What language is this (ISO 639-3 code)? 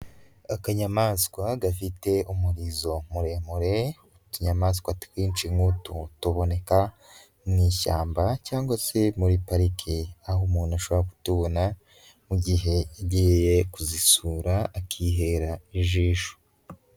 kin